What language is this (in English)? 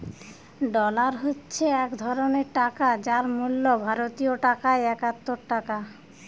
Bangla